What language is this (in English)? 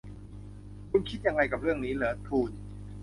Thai